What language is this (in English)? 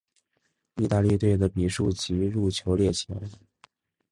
Chinese